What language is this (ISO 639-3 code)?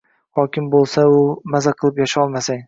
uzb